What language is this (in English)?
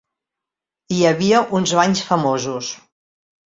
Catalan